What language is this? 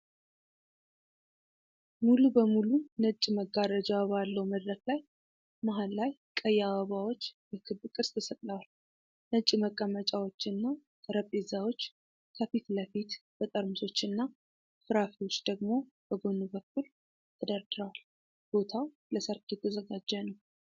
Amharic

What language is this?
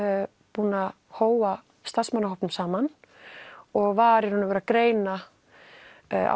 Icelandic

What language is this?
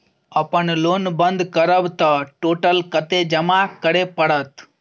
Maithili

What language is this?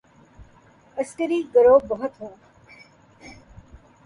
Urdu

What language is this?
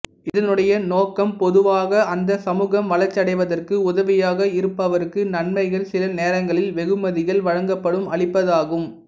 Tamil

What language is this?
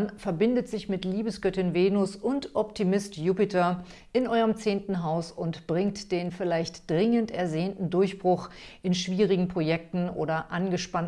German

